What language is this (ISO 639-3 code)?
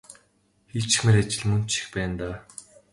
mon